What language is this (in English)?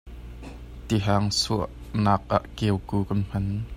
Hakha Chin